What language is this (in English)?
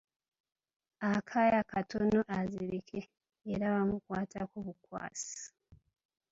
Ganda